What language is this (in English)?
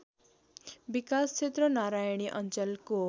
Nepali